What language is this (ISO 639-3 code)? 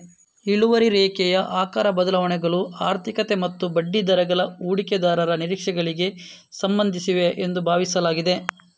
kan